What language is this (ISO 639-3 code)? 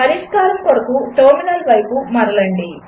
tel